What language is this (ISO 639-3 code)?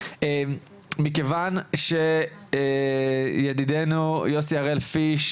heb